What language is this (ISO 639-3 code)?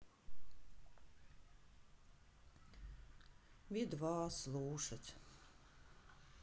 rus